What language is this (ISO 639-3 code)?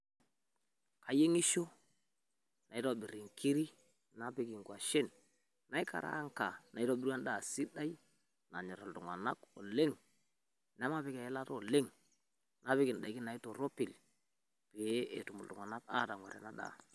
mas